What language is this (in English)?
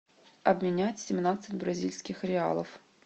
Russian